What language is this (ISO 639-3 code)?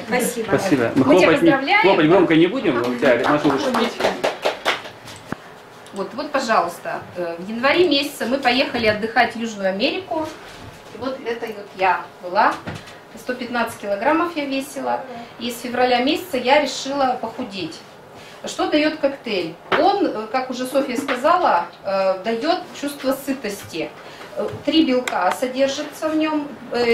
rus